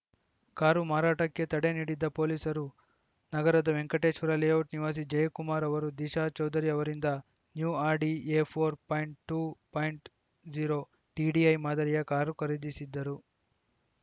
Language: Kannada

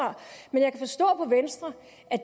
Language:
Danish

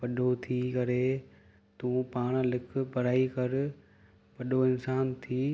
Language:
Sindhi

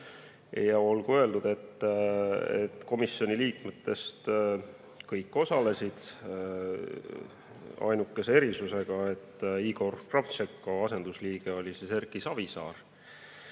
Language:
Estonian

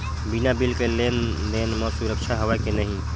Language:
Chhattisgarhi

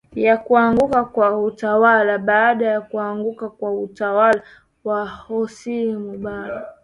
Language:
Swahili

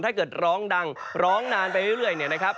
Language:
Thai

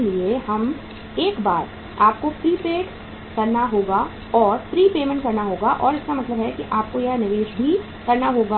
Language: Hindi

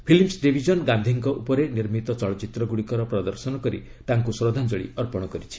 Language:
Odia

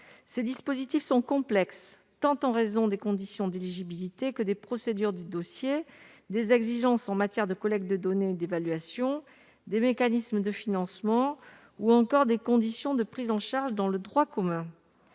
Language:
French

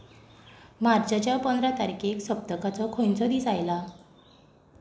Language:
Konkani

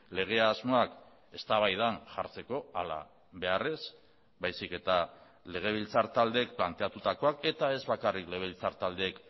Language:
Basque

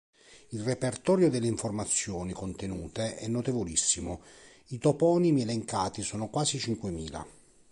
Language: Italian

